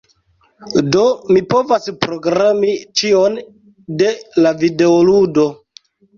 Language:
Esperanto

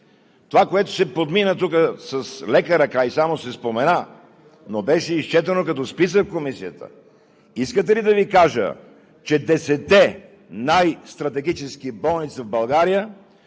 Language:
Bulgarian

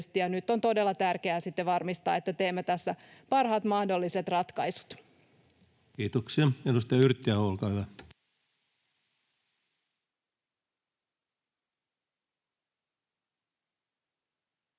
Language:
Finnish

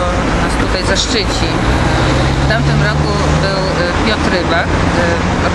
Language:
Polish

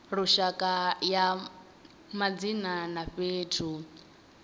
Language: Venda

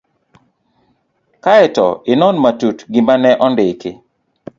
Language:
Luo (Kenya and Tanzania)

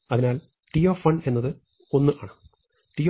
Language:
Malayalam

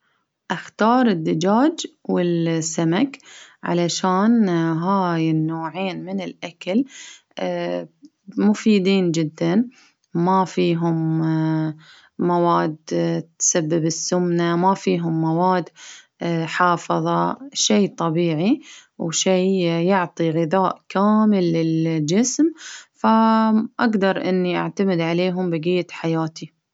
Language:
Baharna Arabic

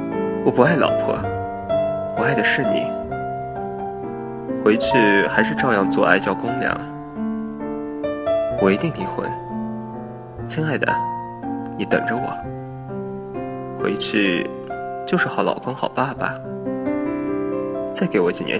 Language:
Chinese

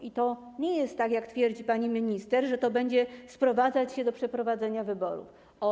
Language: Polish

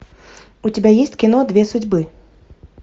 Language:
Russian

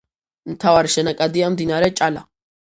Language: Georgian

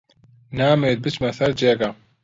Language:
Central Kurdish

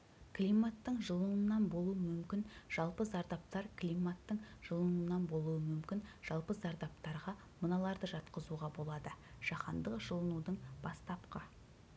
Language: Kazakh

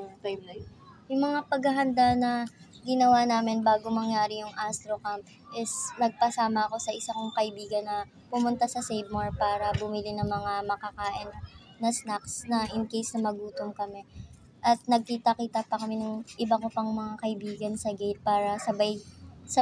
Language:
Filipino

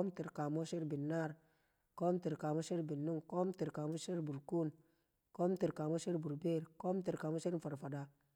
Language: Kamo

